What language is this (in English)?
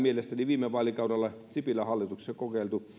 Finnish